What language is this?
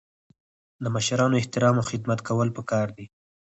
Pashto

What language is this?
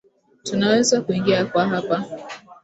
Swahili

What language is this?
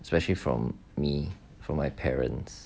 English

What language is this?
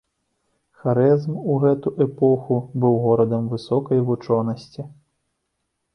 Belarusian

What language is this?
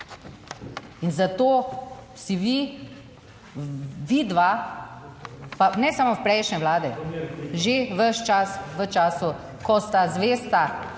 Slovenian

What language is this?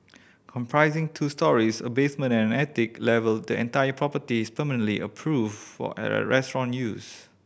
English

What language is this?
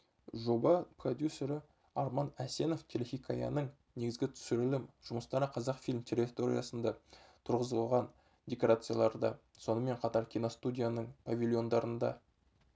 Kazakh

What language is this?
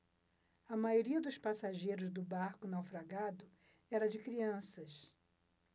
Portuguese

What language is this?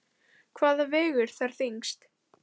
Icelandic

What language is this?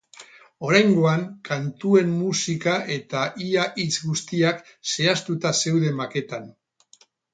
Basque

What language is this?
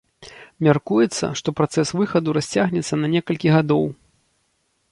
Belarusian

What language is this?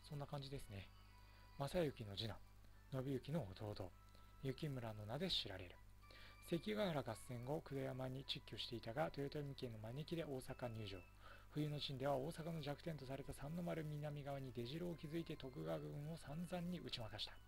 Japanese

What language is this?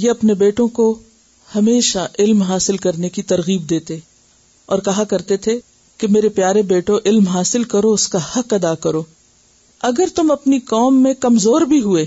Urdu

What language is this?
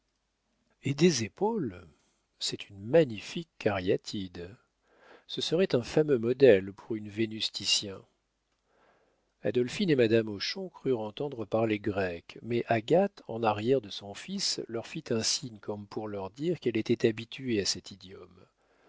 French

